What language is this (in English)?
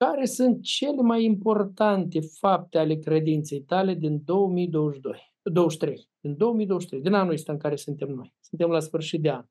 Romanian